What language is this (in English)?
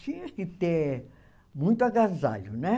Portuguese